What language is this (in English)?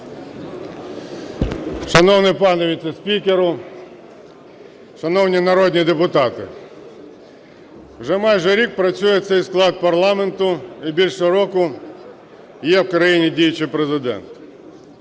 Ukrainian